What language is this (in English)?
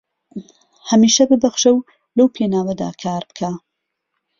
Central Kurdish